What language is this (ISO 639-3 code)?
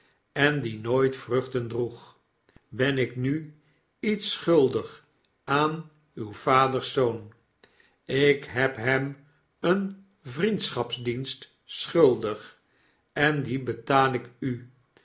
nld